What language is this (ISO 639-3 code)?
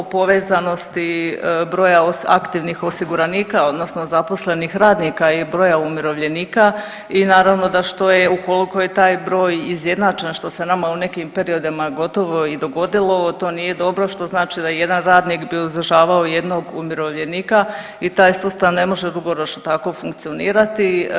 hrv